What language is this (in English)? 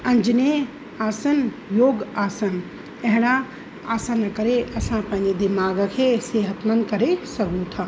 Sindhi